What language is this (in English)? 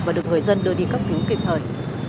Vietnamese